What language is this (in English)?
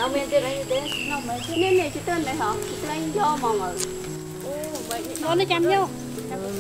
Vietnamese